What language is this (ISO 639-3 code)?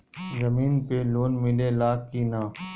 bho